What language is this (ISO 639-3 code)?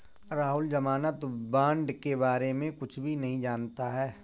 hin